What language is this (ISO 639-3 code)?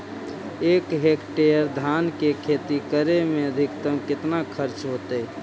mag